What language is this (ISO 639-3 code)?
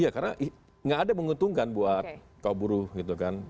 ind